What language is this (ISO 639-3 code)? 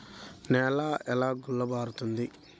tel